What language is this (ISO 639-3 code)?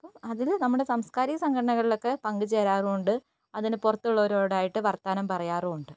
mal